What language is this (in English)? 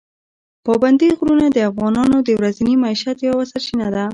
Pashto